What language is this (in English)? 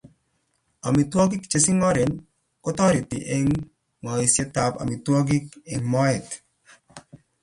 Kalenjin